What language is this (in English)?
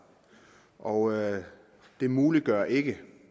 Danish